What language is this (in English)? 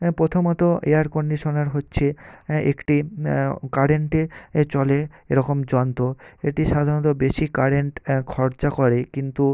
Bangla